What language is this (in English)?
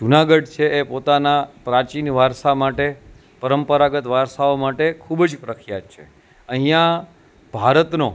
Gujarati